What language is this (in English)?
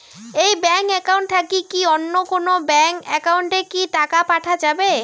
Bangla